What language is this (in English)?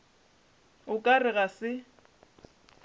Northern Sotho